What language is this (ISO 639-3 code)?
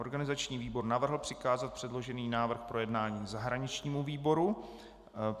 ces